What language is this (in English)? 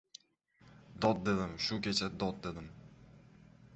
Uzbek